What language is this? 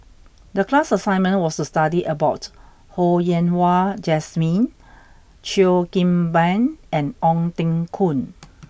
English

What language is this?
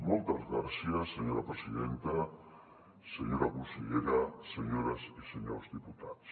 Catalan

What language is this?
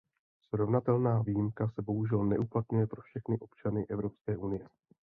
Czech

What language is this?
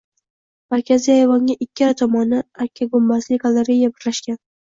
Uzbek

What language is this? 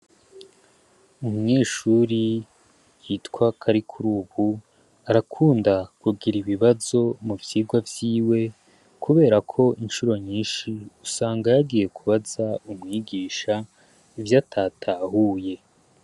Rundi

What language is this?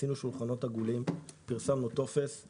Hebrew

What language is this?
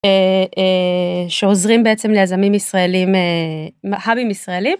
Hebrew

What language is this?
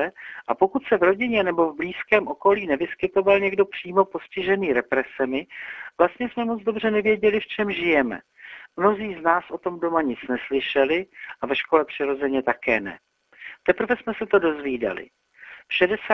Czech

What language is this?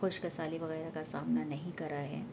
Urdu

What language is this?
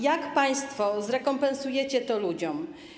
Polish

